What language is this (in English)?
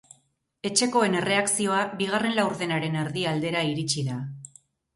Basque